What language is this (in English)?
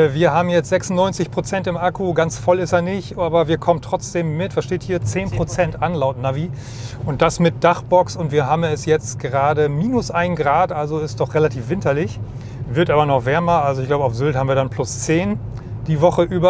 German